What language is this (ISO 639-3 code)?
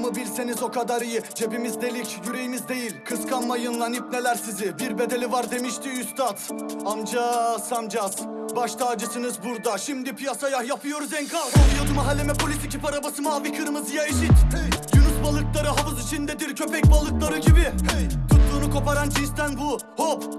tur